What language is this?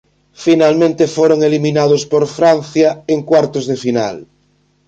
Galician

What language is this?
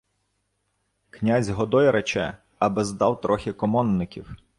Ukrainian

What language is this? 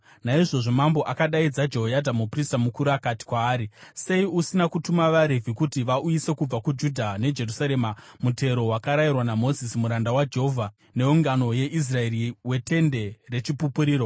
Shona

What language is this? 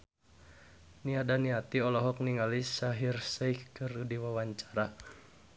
Sundanese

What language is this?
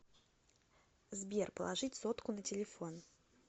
Russian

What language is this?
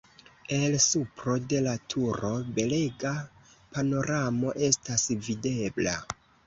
Esperanto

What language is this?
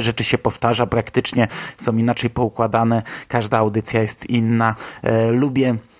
Polish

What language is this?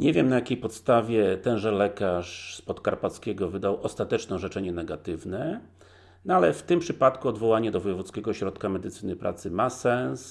Polish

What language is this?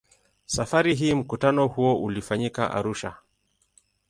Swahili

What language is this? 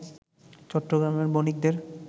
Bangla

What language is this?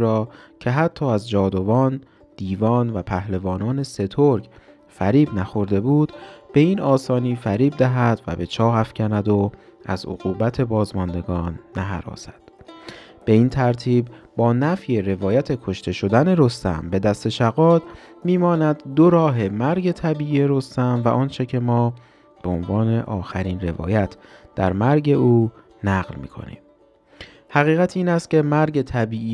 Persian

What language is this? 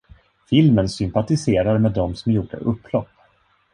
Swedish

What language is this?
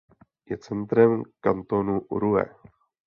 Czech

